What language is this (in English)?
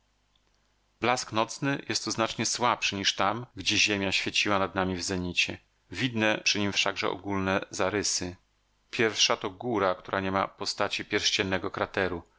Polish